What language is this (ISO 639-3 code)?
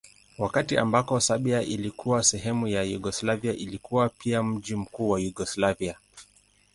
swa